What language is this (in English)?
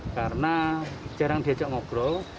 Indonesian